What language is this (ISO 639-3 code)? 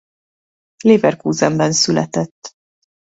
hun